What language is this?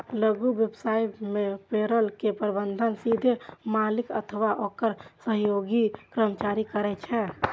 Maithili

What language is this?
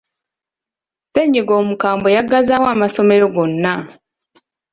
Ganda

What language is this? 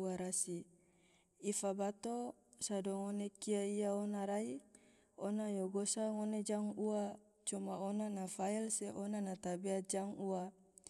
Tidore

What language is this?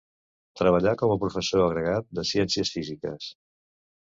Catalan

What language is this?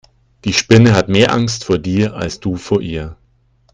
German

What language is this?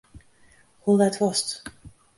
Western Frisian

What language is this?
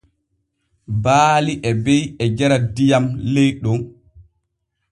Borgu Fulfulde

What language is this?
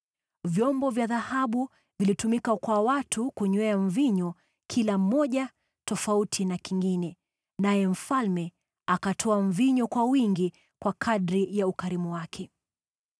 Swahili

